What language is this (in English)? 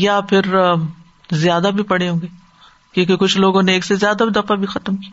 Urdu